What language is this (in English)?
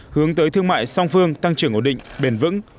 Vietnamese